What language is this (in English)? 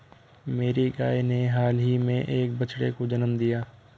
Hindi